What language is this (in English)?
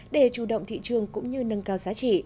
Vietnamese